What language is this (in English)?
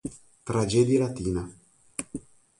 Italian